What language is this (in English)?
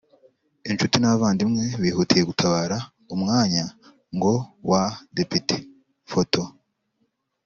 Kinyarwanda